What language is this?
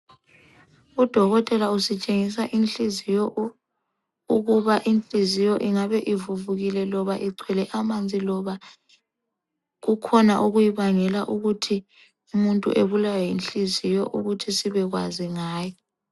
North Ndebele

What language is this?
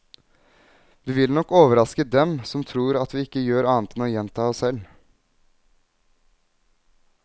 Norwegian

